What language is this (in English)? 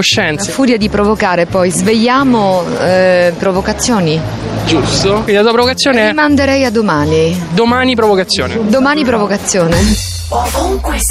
Italian